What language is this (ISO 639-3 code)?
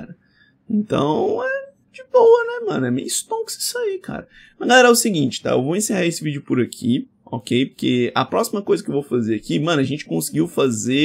por